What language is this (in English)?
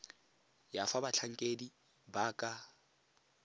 Tswana